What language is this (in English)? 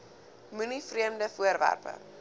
Afrikaans